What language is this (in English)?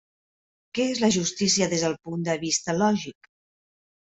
Catalan